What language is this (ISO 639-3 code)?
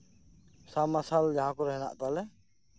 sat